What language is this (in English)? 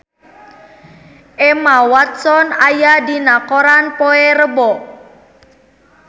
Sundanese